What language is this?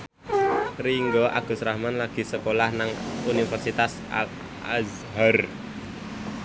Javanese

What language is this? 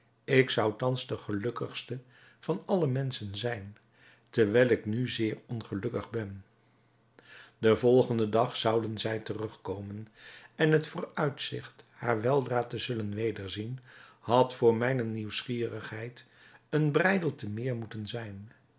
Dutch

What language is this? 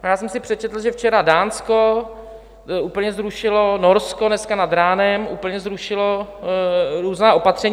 Czech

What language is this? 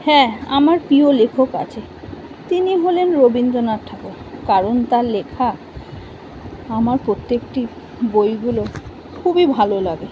Bangla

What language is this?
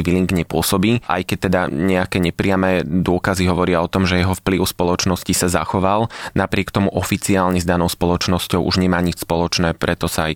Slovak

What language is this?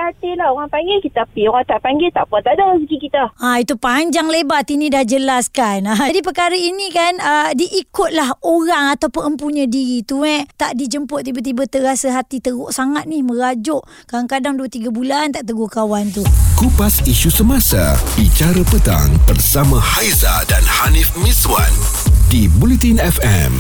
Malay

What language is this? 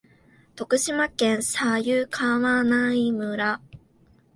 Japanese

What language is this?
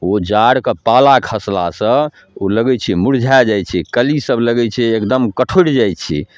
Maithili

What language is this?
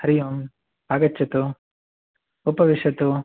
Sanskrit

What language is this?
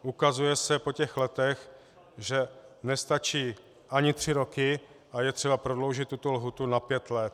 Czech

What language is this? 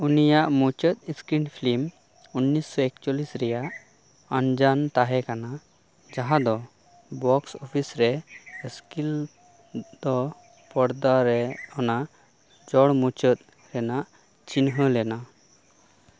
Santali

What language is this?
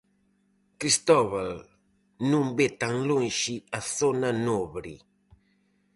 Galician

